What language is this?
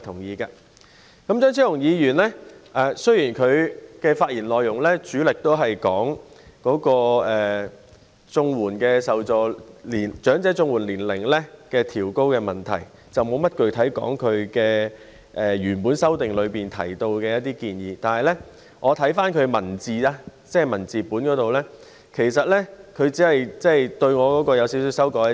Cantonese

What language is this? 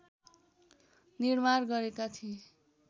Nepali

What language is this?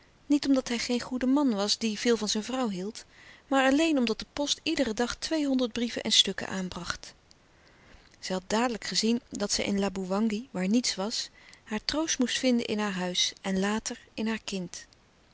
Dutch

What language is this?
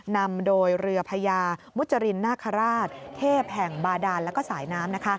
Thai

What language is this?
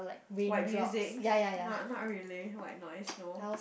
English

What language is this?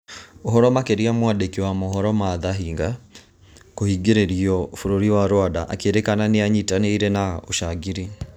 Kikuyu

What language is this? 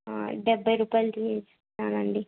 Telugu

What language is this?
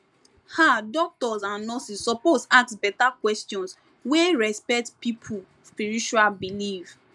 Nigerian Pidgin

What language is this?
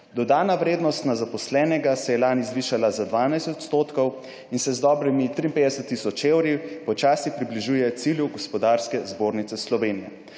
Slovenian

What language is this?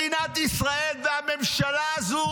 Hebrew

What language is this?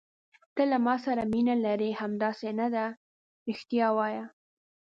Pashto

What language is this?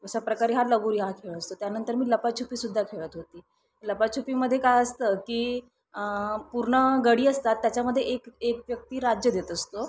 Marathi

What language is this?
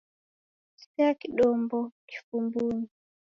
Taita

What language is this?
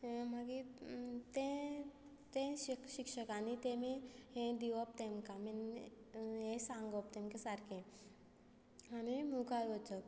Konkani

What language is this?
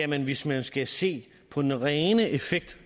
Danish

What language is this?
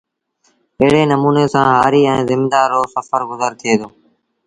Sindhi Bhil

